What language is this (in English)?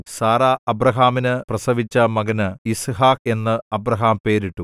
Malayalam